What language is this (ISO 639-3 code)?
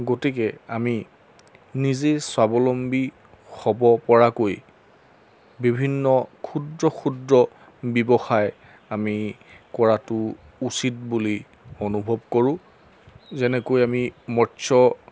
asm